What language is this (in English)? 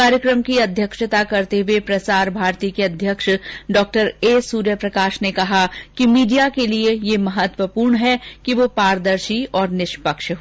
Hindi